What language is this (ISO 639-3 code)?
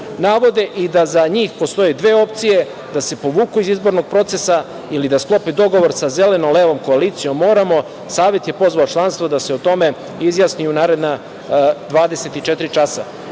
srp